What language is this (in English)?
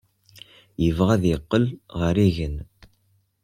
Kabyle